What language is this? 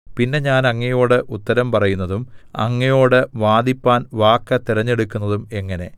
Malayalam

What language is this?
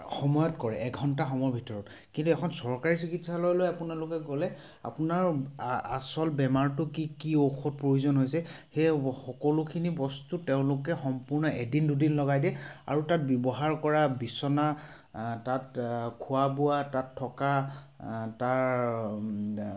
Assamese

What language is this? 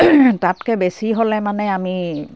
Assamese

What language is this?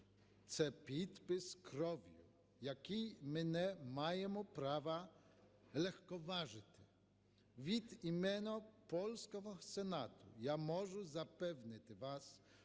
Ukrainian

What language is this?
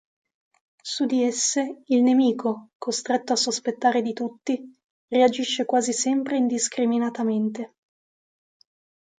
Italian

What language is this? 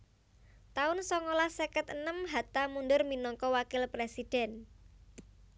Javanese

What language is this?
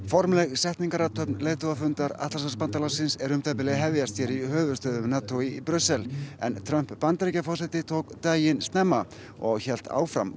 Icelandic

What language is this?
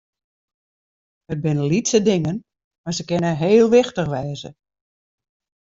Western Frisian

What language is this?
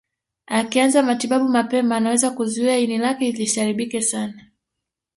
Swahili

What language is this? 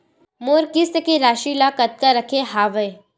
Chhattisgarhi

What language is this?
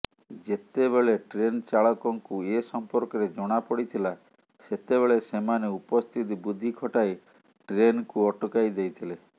Odia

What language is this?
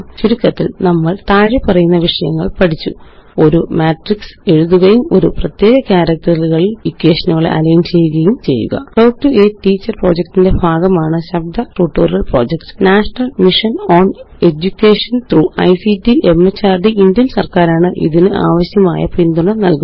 Malayalam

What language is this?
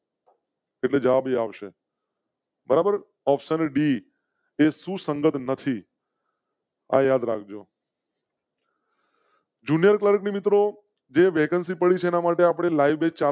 Gujarati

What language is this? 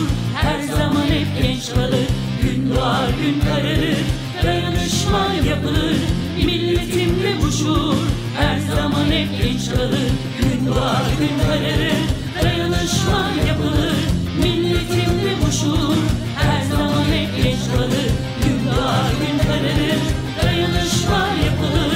Turkish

